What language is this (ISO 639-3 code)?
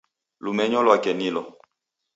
dav